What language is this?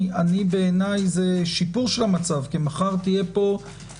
Hebrew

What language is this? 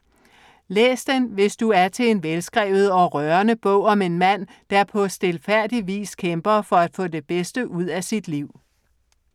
Danish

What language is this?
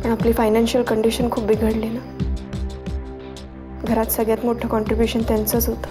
Marathi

